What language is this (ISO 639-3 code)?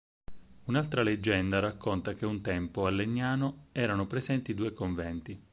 ita